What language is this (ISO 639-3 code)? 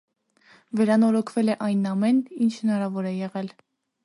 hye